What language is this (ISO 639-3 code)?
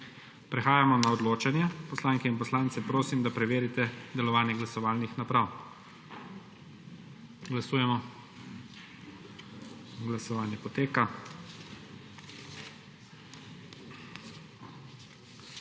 slv